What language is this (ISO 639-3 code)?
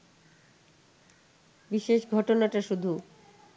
ben